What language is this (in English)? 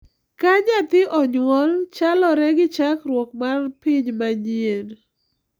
Luo (Kenya and Tanzania)